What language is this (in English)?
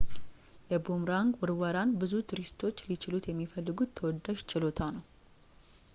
Amharic